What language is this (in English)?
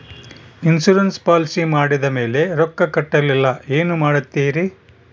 Kannada